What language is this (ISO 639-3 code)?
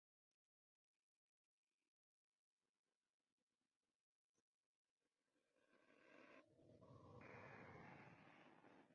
spa